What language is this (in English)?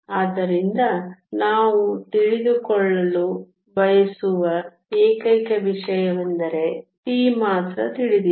Kannada